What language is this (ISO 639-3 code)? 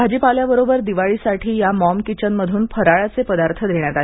mar